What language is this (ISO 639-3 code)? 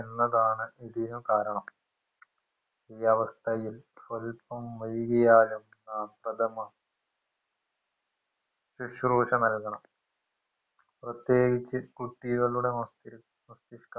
mal